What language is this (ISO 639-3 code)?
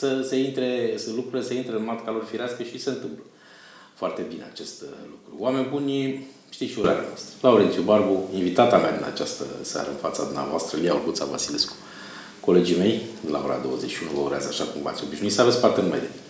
ron